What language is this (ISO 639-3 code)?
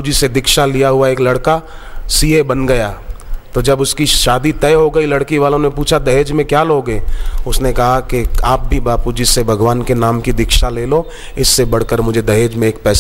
hin